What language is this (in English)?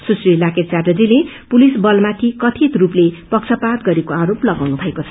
Nepali